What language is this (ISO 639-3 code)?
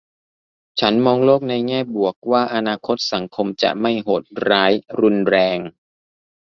tha